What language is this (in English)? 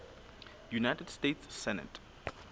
Southern Sotho